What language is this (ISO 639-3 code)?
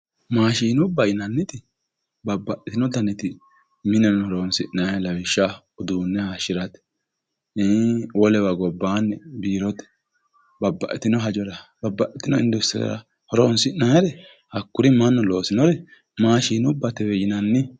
sid